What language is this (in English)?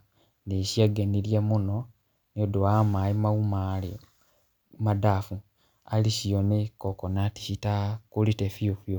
Kikuyu